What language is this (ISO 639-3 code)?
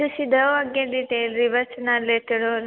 pan